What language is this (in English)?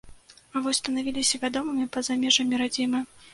Belarusian